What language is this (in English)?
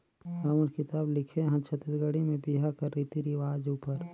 Chhattisgarhi